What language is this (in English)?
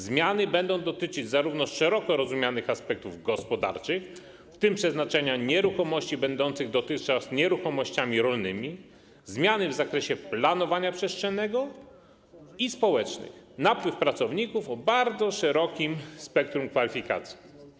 Polish